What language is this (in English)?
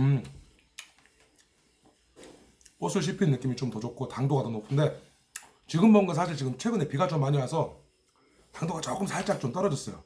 Korean